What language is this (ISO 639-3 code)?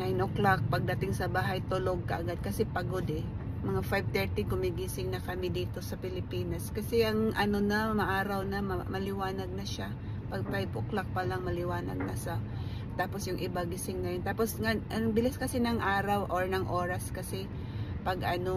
fil